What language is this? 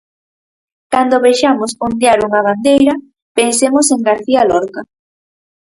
Galician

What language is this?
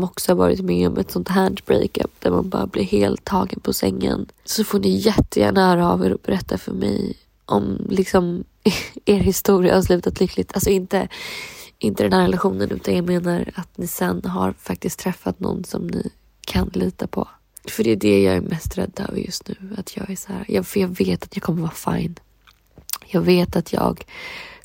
Swedish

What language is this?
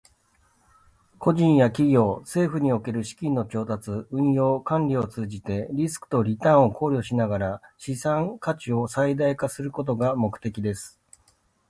Japanese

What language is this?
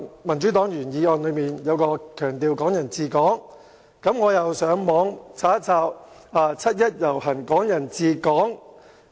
Cantonese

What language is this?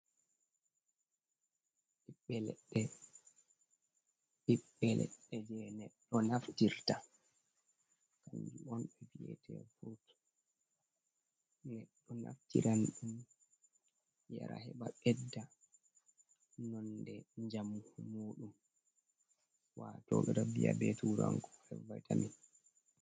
Fula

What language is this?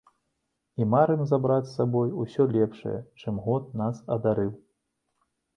Belarusian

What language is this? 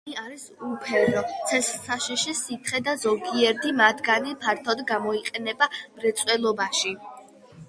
Georgian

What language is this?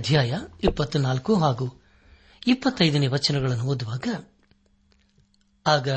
Kannada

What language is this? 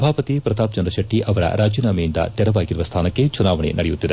Kannada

